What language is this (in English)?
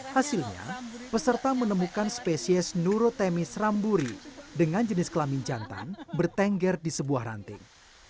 Indonesian